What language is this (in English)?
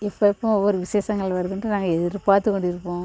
Tamil